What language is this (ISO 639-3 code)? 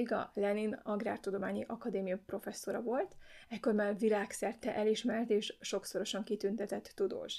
hun